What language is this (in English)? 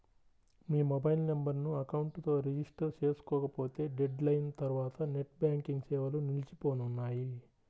Telugu